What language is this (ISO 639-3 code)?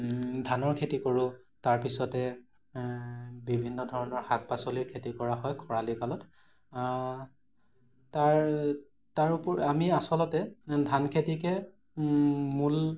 asm